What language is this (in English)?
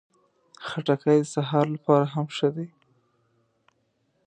Pashto